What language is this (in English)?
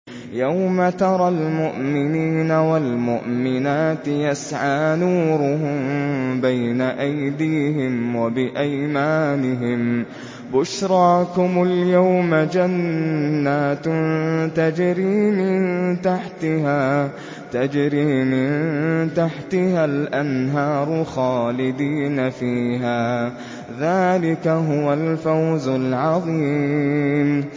Arabic